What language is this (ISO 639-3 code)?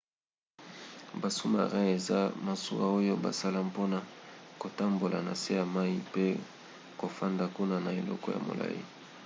lin